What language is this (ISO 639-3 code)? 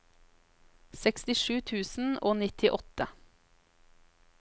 nor